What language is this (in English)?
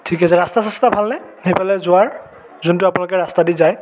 Assamese